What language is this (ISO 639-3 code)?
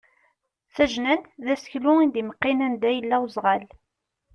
kab